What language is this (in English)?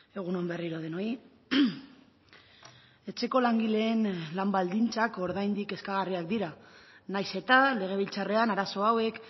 Basque